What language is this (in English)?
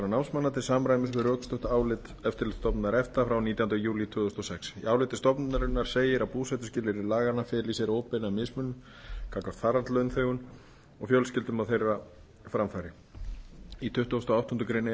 Icelandic